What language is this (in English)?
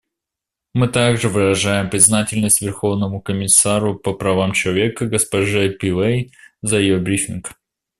Russian